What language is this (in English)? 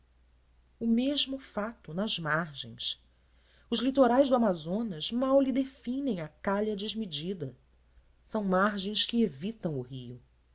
Portuguese